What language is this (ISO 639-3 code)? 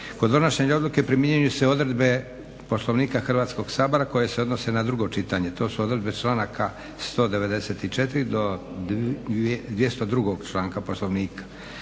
hrv